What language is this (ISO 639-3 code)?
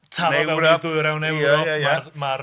cym